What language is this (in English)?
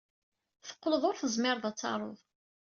Kabyle